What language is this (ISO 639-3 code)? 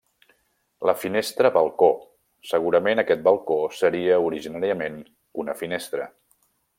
cat